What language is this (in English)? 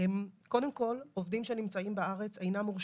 Hebrew